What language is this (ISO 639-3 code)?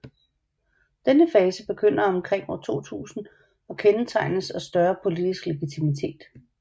dan